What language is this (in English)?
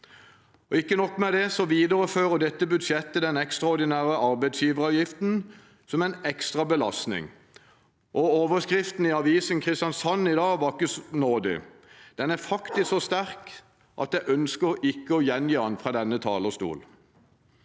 Norwegian